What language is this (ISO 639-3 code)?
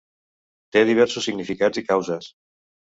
cat